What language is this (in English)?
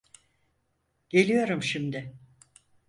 Turkish